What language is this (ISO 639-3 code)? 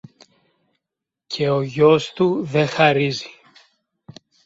ell